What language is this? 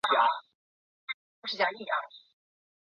Chinese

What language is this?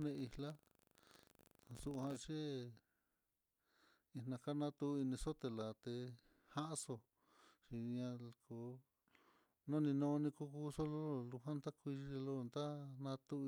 Mitlatongo Mixtec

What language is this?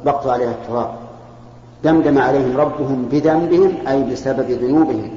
Arabic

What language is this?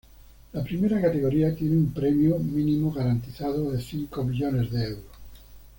Spanish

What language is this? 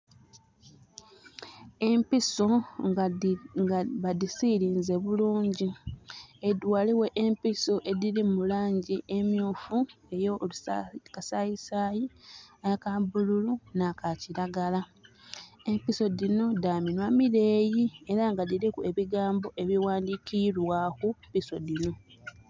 Soga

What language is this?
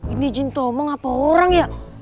Indonesian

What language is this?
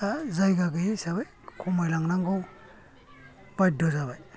Bodo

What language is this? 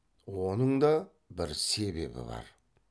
Kazakh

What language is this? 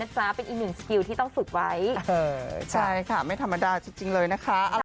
Thai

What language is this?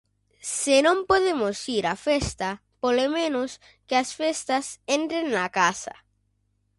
Galician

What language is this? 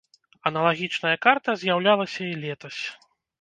Belarusian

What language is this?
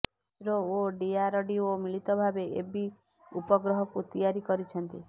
Odia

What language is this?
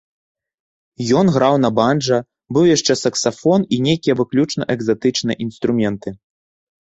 Belarusian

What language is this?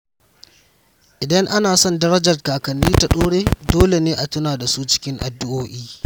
Hausa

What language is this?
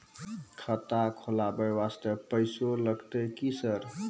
Maithili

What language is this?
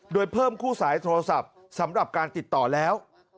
Thai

